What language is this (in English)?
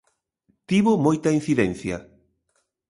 Galician